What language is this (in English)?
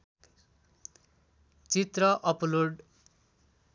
Nepali